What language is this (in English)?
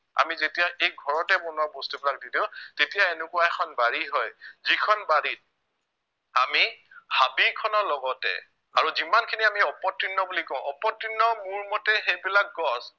Assamese